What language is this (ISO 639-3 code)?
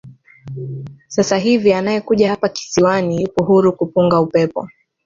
swa